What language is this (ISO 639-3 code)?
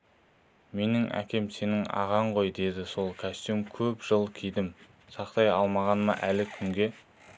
kaz